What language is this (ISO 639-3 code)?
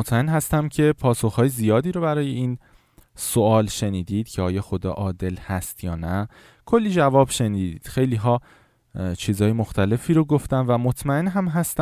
fas